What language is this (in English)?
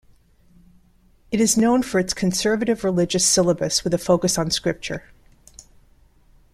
English